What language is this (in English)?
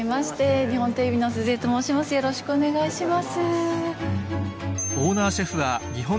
Japanese